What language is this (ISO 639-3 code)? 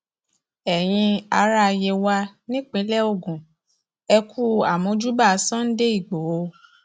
yor